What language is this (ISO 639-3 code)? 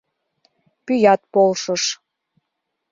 chm